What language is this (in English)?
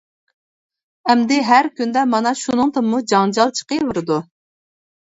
Uyghur